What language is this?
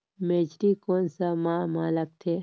Chhattisgarhi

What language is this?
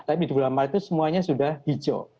Indonesian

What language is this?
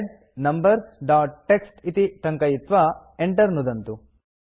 Sanskrit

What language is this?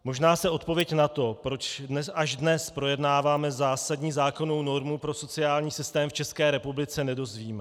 Czech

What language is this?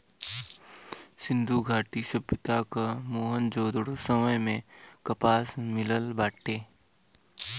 Bhojpuri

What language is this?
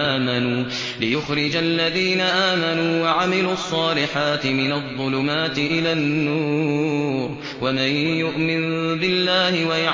Arabic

